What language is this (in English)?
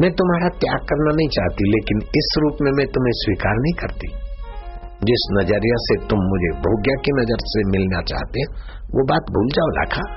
Hindi